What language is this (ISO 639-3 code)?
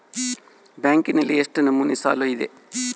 kan